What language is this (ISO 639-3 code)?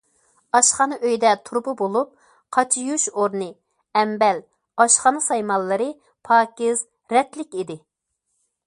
uig